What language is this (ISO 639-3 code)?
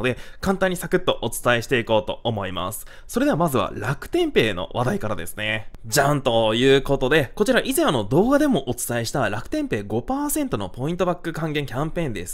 jpn